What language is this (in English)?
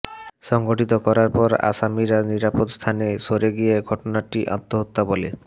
Bangla